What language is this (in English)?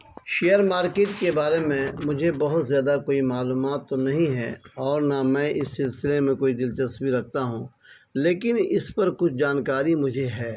Urdu